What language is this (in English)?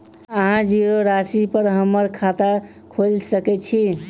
Maithili